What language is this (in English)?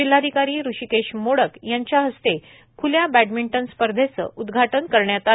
Marathi